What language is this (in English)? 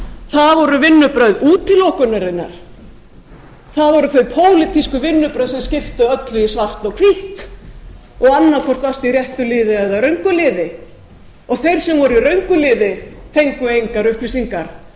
Icelandic